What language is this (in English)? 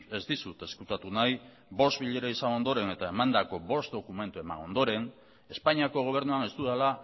Basque